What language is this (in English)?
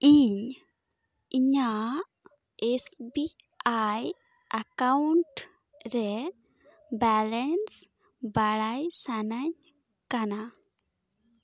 Santali